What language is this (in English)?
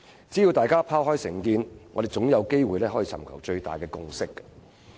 Cantonese